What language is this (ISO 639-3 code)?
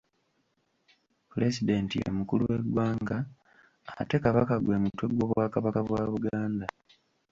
lug